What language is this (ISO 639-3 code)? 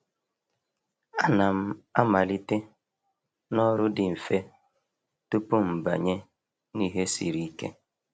ibo